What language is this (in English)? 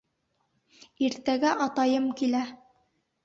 Bashkir